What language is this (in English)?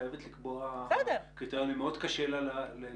Hebrew